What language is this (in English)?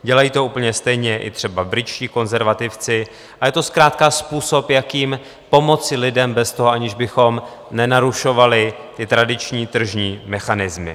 Czech